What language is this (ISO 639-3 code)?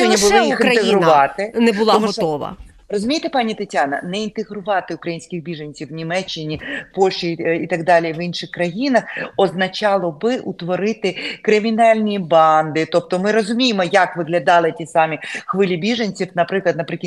ukr